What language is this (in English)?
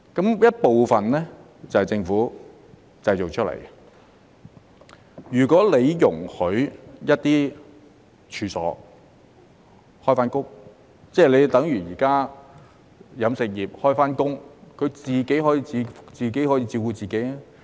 Cantonese